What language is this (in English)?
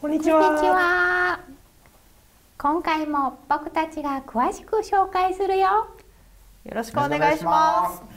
Japanese